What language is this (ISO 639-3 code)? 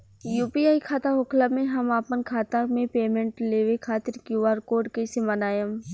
bho